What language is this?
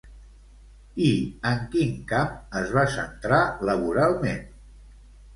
Catalan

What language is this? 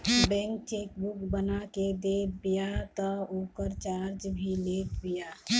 Bhojpuri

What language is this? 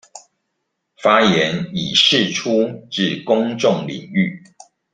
Chinese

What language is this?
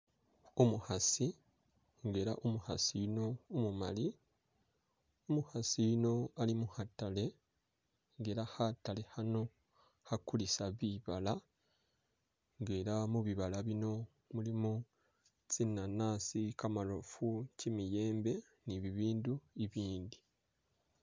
Masaaba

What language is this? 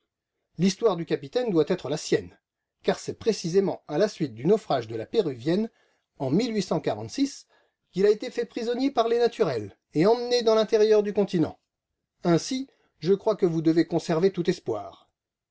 French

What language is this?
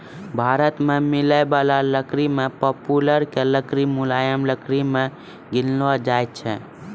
Maithili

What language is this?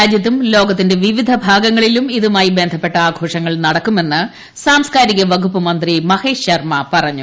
Malayalam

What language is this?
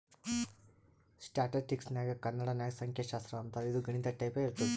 Kannada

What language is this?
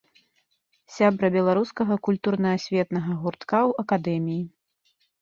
Belarusian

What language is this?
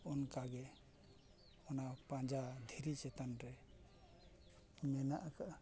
Santali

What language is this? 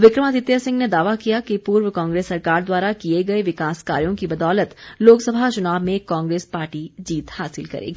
Hindi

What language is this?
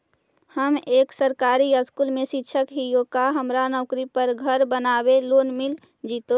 Magahi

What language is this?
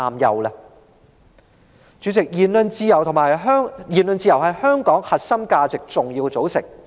Cantonese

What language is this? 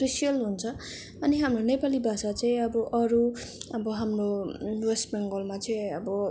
Nepali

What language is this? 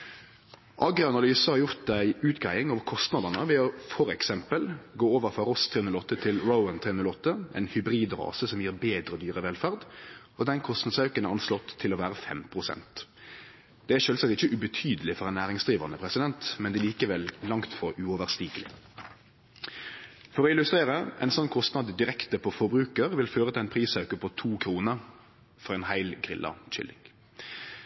Norwegian Nynorsk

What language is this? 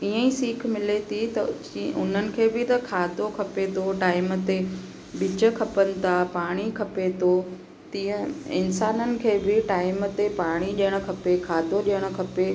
Sindhi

